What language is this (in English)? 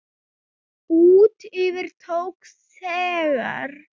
Icelandic